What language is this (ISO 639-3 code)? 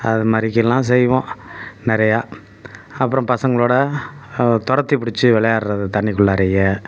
tam